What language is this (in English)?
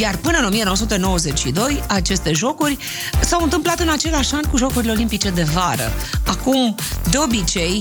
Romanian